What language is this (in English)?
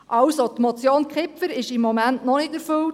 Swiss German